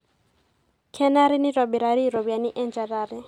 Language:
Masai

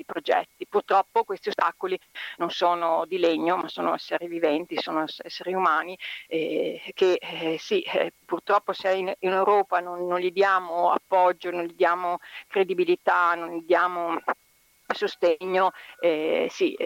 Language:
Italian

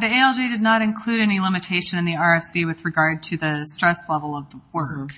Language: English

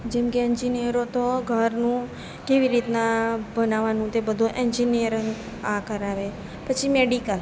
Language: Gujarati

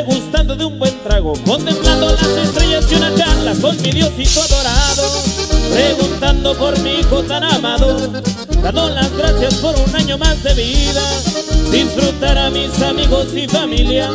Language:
Spanish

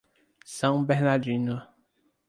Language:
Portuguese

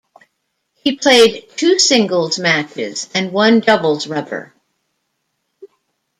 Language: English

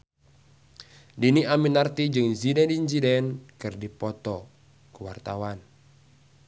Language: Sundanese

